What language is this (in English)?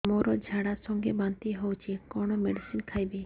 Odia